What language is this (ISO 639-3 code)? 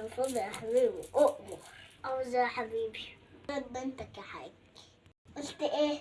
ara